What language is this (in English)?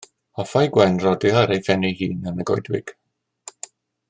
Welsh